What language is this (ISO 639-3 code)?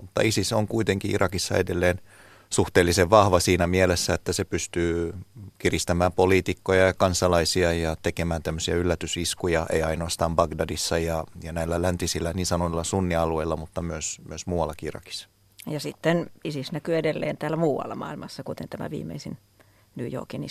fin